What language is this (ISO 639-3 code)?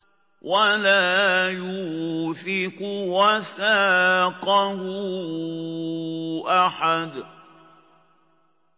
ara